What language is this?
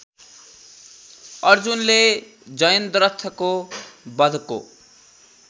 Nepali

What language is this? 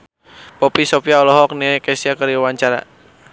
Sundanese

